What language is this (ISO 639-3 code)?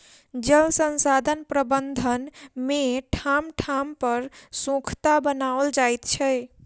mai